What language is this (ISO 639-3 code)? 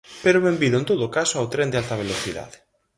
glg